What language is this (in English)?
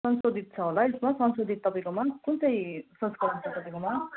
Nepali